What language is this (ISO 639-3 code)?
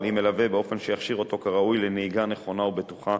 heb